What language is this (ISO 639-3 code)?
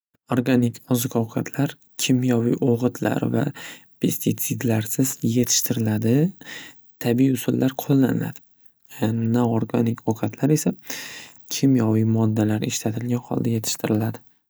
uzb